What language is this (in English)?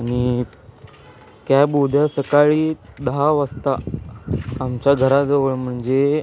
Marathi